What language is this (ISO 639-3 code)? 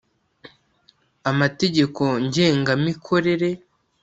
kin